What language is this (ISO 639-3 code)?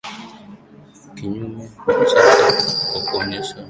swa